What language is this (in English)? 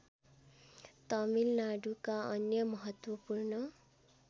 Nepali